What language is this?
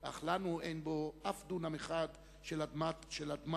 Hebrew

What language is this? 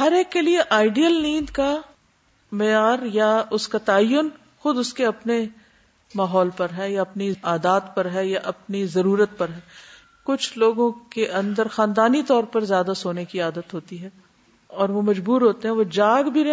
Urdu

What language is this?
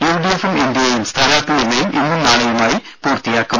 Malayalam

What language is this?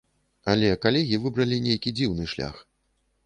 Belarusian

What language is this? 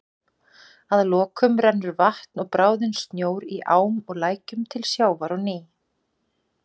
Icelandic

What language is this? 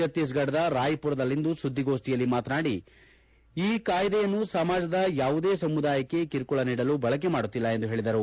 Kannada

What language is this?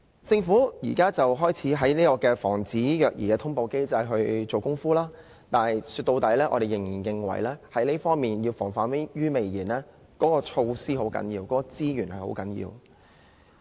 Cantonese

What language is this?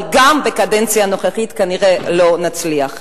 Hebrew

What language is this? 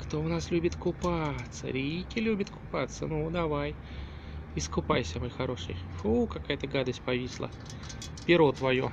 Russian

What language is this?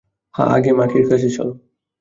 Bangla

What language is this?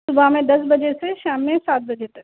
Urdu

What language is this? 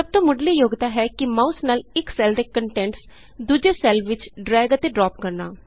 Punjabi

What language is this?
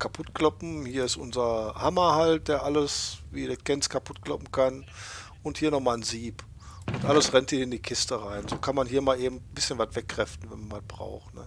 German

